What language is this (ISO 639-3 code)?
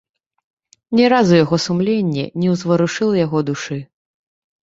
bel